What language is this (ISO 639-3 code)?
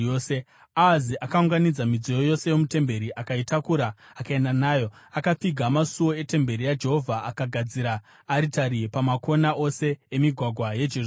sna